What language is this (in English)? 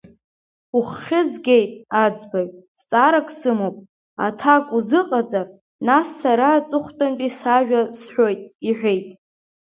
Abkhazian